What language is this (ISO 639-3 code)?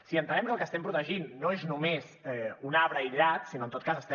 cat